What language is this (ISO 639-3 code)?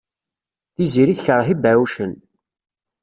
kab